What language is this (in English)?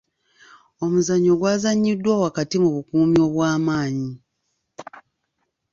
Ganda